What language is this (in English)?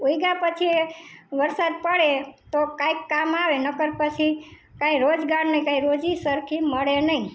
Gujarati